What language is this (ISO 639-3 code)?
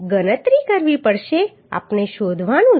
guj